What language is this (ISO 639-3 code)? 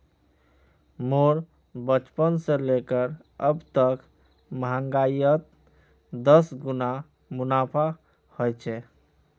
mag